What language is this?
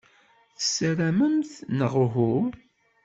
Kabyle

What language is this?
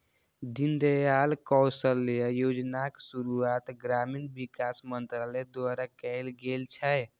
Maithili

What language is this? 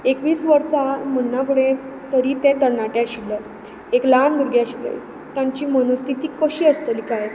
Konkani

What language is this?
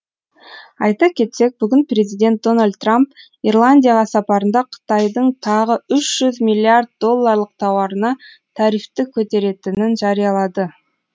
Kazakh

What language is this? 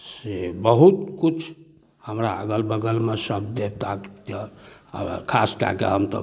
Maithili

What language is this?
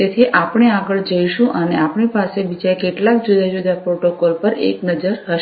Gujarati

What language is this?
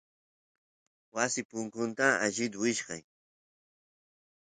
Santiago del Estero Quichua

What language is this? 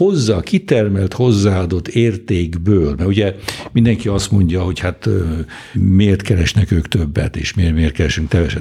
Hungarian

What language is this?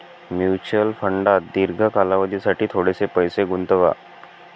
Marathi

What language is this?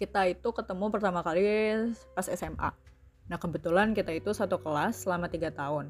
Indonesian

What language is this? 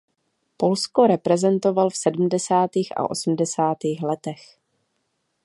Czech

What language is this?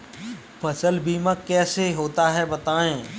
Hindi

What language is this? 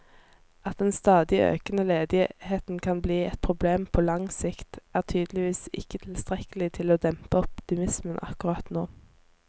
Norwegian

